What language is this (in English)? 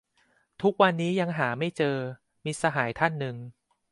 Thai